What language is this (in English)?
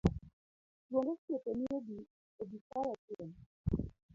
Luo (Kenya and Tanzania)